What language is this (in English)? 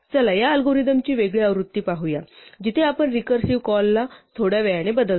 Marathi